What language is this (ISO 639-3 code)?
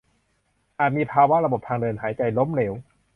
tha